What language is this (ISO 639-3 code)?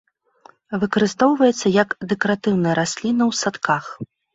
bel